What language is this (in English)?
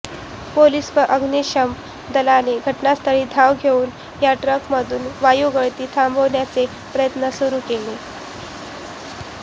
Marathi